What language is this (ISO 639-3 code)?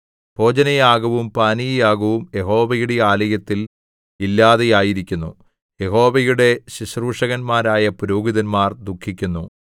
mal